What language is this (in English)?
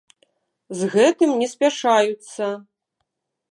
Belarusian